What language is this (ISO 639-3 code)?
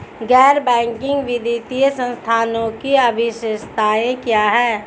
hin